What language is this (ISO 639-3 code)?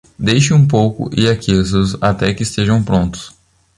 por